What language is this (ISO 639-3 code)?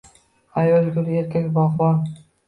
uzb